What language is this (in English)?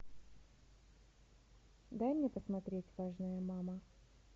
Russian